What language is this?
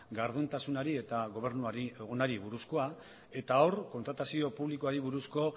Basque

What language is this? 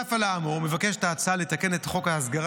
Hebrew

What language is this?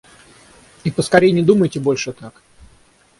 Russian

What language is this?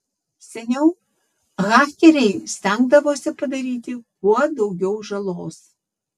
Lithuanian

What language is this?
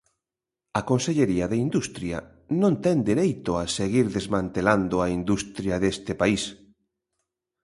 Galician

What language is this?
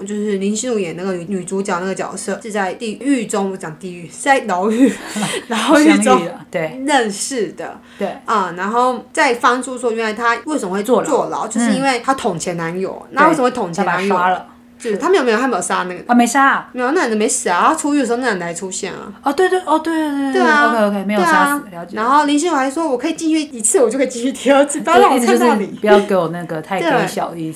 Chinese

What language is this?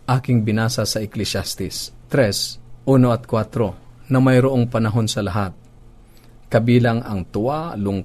Filipino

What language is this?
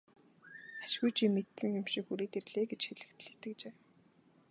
Mongolian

